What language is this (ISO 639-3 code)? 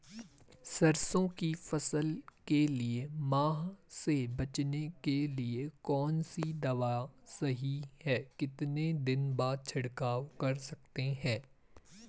hin